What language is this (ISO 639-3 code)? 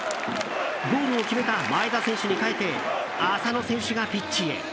jpn